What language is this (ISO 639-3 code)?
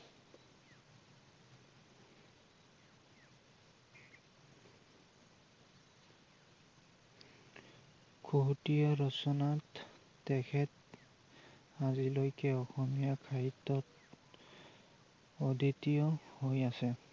asm